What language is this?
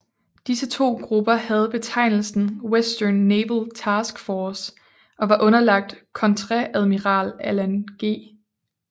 Danish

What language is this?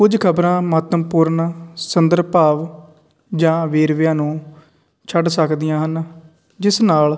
Punjabi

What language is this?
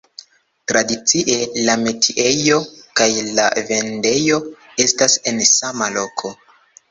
Esperanto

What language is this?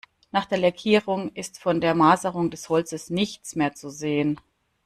German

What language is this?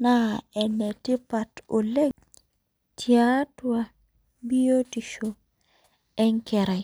Masai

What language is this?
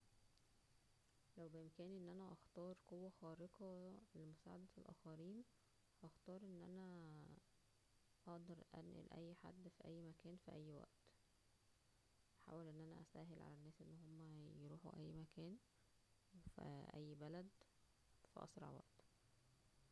Egyptian Arabic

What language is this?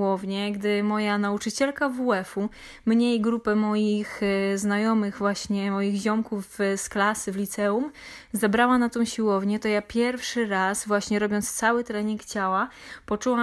Polish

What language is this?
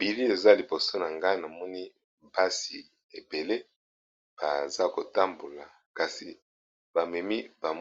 Lingala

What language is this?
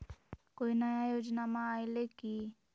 Magahi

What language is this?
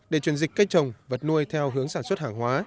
Vietnamese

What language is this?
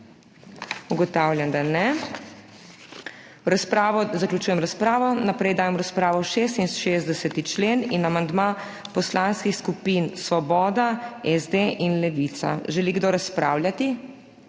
Slovenian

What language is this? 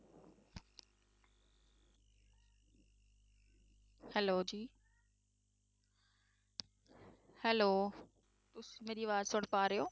Punjabi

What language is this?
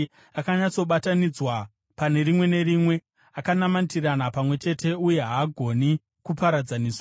Shona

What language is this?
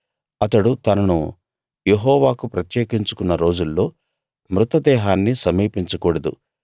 Telugu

